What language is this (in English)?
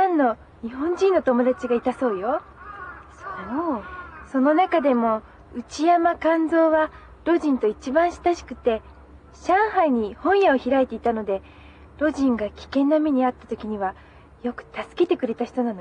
Japanese